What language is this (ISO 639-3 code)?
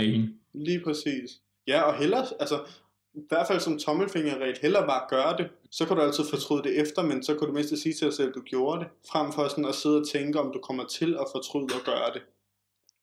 dan